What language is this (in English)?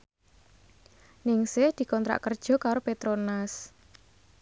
Javanese